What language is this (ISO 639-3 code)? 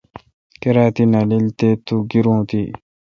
xka